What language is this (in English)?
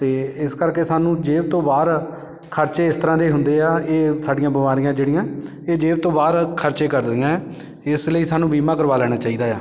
Punjabi